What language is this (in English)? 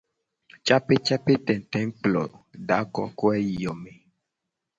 Gen